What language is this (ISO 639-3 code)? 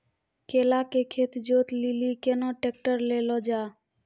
mai